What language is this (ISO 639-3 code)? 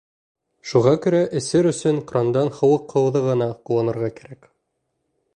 bak